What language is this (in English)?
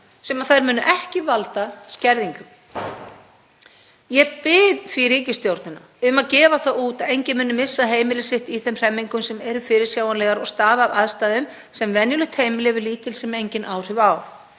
Icelandic